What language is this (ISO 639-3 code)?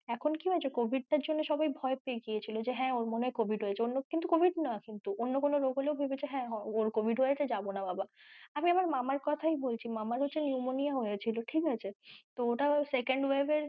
ben